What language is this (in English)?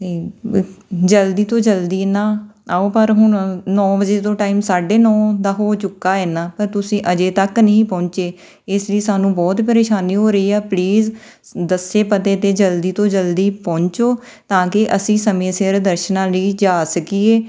Punjabi